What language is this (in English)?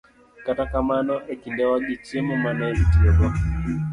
Luo (Kenya and Tanzania)